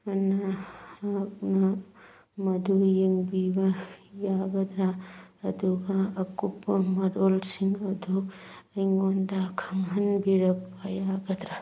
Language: Manipuri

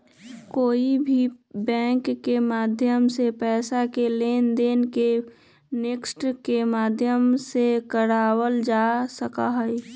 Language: Magahi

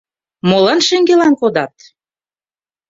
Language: Mari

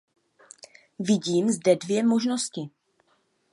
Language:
Czech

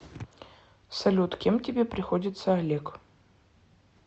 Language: Russian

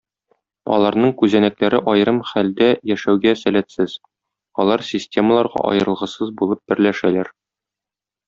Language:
Tatar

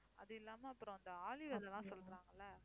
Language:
Tamil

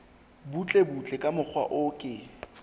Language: Southern Sotho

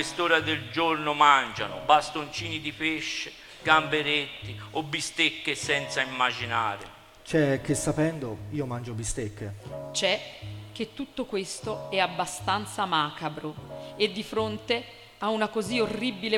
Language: Italian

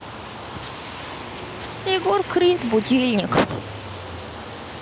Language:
Russian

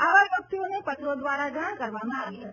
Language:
Gujarati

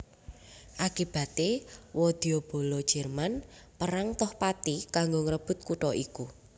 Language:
Javanese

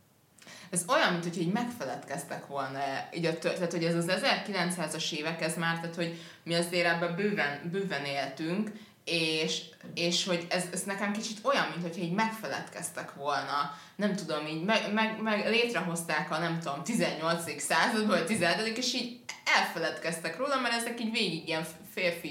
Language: Hungarian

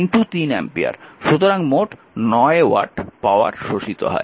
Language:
Bangla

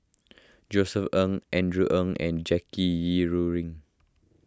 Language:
English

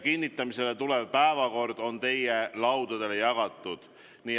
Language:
Estonian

